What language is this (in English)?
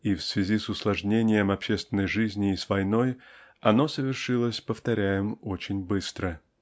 Russian